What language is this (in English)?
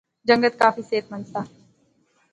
Pahari-Potwari